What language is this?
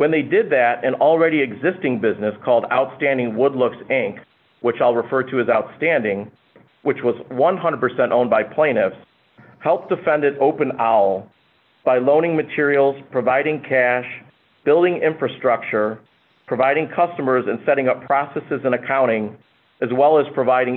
English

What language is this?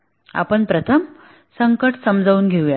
Marathi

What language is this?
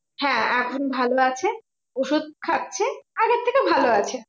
Bangla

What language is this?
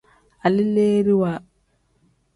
Tem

